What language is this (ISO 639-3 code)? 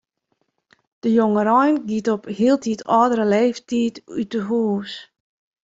fry